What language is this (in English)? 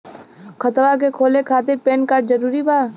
Bhojpuri